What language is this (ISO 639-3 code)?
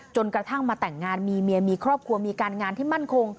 tha